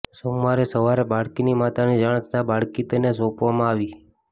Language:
Gujarati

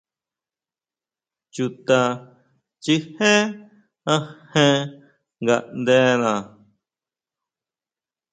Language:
Huautla Mazatec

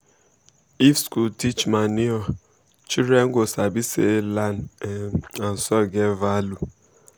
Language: Nigerian Pidgin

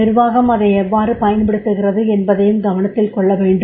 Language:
Tamil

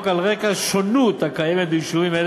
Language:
Hebrew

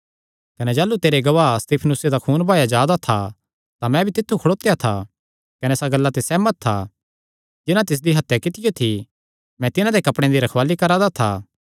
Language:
Kangri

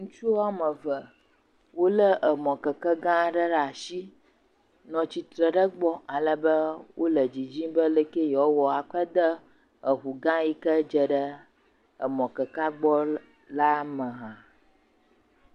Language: Ewe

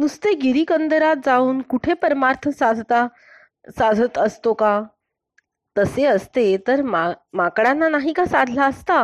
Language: Marathi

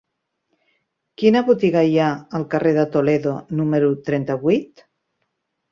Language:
Catalan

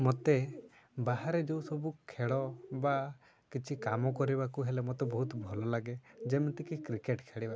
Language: Odia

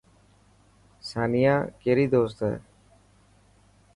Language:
Dhatki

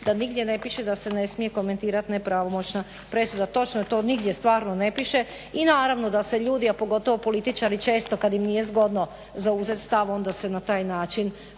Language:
Croatian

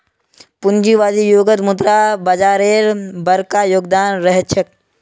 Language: Magahi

